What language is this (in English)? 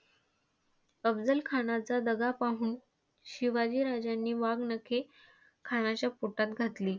Marathi